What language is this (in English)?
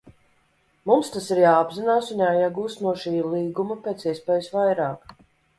Latvian